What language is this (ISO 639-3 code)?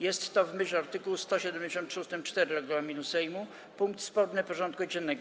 pol